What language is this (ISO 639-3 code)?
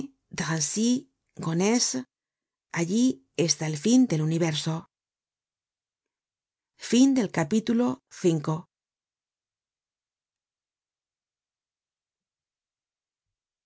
spa